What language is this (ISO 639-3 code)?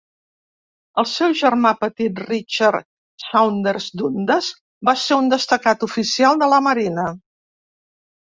cat